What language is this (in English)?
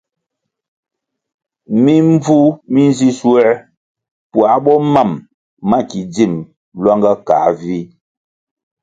Kwasio